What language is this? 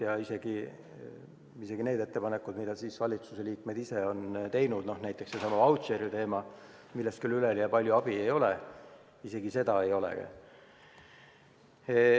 Estonian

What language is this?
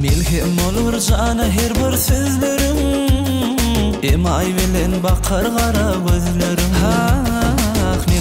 Arabic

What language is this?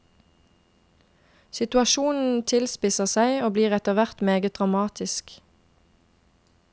Norwegian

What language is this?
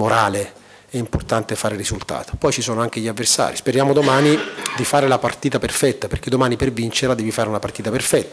Italian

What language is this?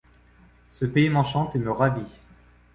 French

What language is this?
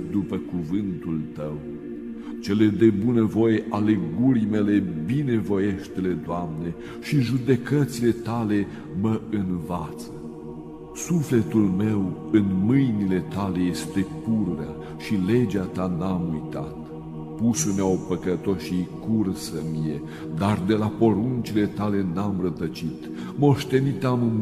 Romanian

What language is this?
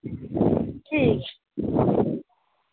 Dogri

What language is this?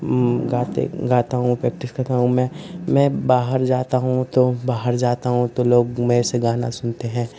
Hindi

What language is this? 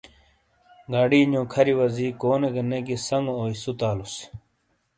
Shina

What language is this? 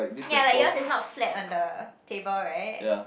English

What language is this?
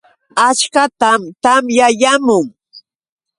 Yauyos Quechua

